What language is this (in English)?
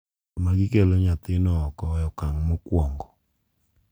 Luo (Kenya and Tanzania)